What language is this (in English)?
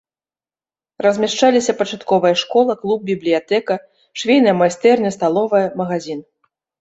Belarusian